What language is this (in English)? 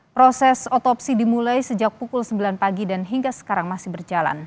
Indonesian